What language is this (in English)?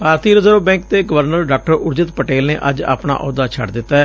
Punjabi